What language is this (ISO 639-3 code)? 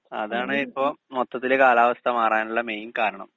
mal